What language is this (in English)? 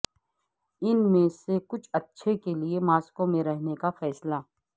Urdu